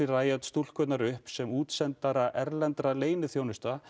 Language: Icelandic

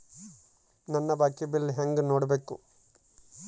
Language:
Kannada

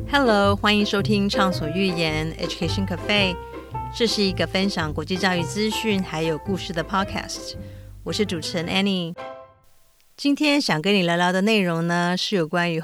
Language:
Chinese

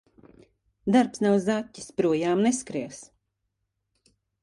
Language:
Latvian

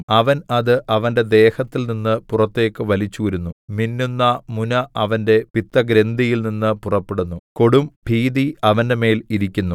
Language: Malayalam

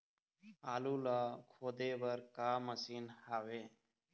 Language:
Chhattisgarhi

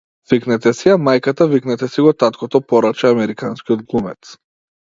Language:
Macedonian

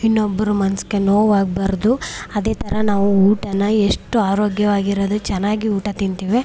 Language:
Kannada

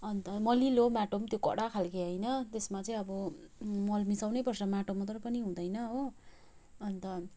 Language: Nepali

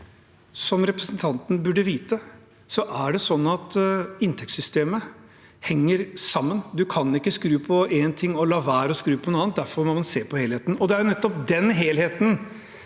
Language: Norwegian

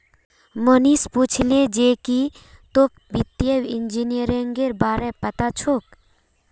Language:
Magahi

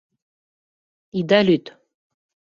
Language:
Mari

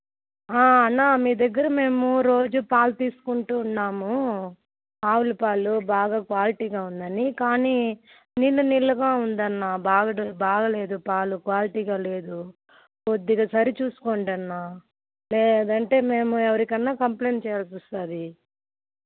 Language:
Telugu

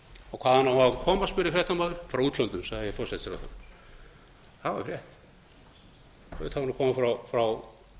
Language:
Icelandic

